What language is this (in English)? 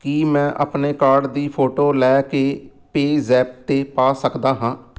Punjabi